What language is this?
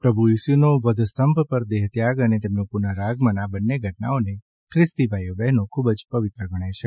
Gujarati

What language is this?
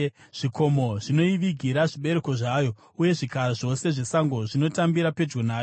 Shona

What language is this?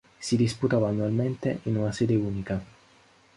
Italian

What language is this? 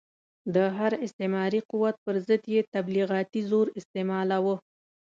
Pashto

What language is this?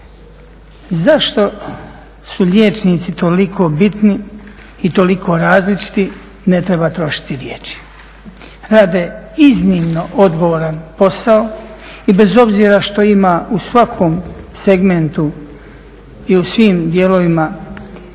Croatian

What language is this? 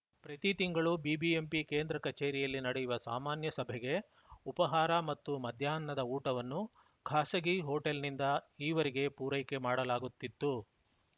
Kannada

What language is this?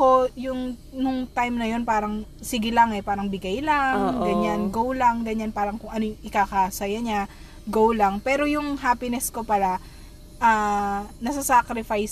Filipino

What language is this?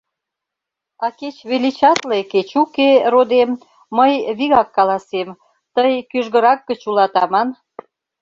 Mari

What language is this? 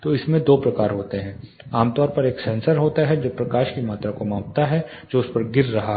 Hindi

